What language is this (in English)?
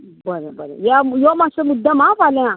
Konkani